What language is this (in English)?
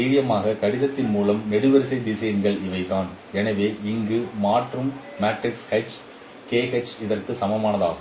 Tamil